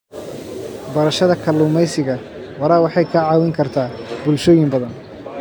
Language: Somali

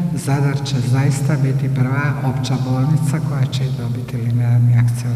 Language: Croatian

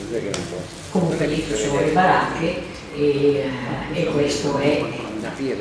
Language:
Italian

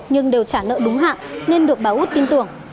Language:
Vietnamese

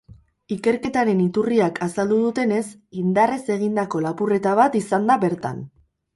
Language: Basque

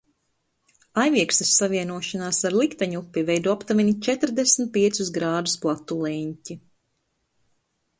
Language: Latvian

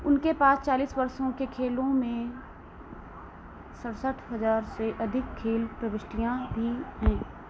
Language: Hindi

